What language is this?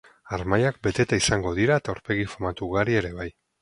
Basque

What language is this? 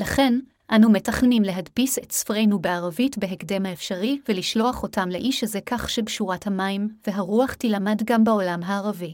Hebrew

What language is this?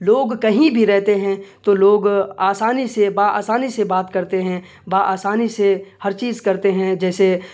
Urdu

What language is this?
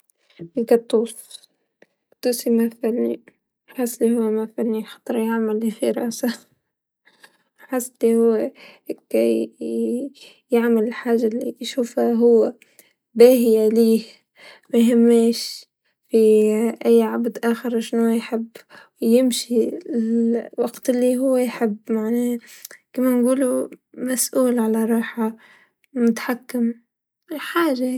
Tunisian Arabic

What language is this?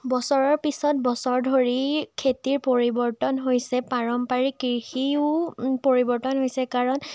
Assamese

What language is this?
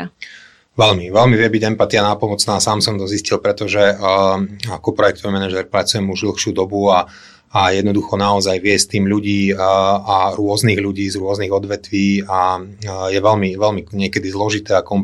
Slovak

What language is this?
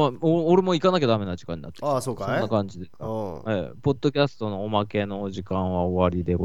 Japanese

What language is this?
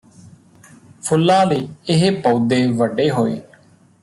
Punjabi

